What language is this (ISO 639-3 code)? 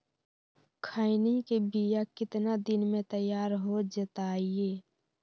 mag